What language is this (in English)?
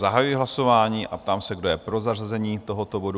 Czech